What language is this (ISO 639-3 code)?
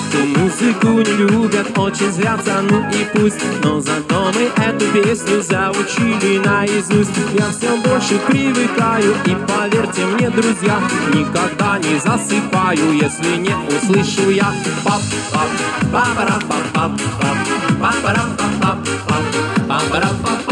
rus